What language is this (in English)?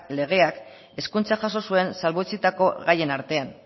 Basque